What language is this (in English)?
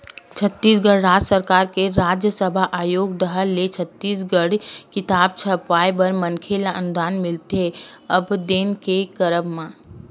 Chhattisgarhi